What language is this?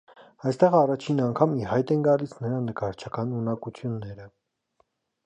Armenian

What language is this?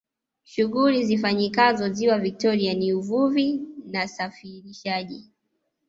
Swahili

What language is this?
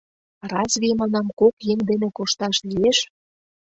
Mari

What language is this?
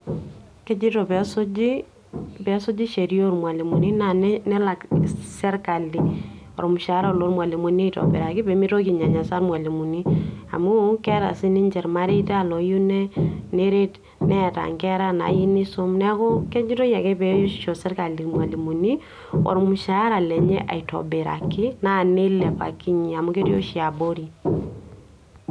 Masai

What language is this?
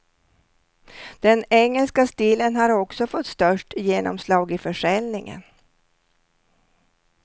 Swedish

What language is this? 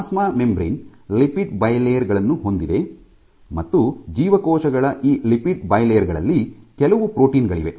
Kannada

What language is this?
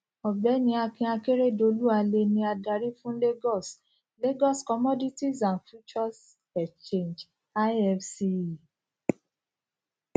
Yoruba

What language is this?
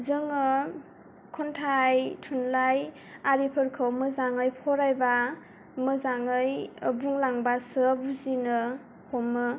Bodo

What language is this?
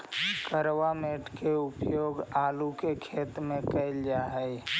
Magahi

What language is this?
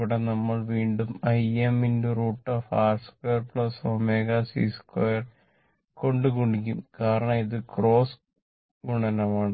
Malayalam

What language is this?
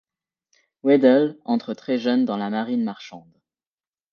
French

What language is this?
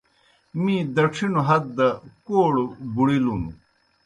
Kohistani Shina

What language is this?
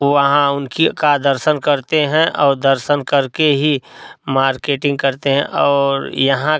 Hindi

